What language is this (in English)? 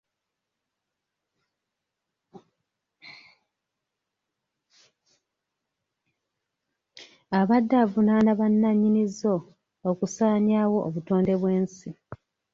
Ganda